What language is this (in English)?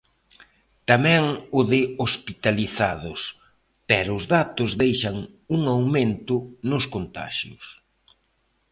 Galician